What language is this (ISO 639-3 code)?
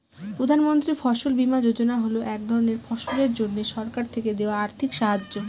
ben